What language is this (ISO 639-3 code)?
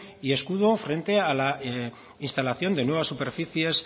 spa